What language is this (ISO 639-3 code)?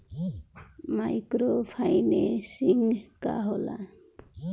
bho